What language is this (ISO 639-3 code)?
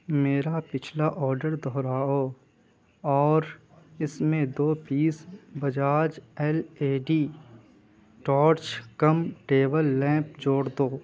urd